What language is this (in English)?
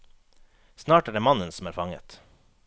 Norwegian